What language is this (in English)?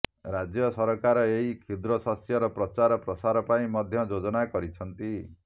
Odia